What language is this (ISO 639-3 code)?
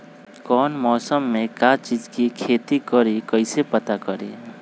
mag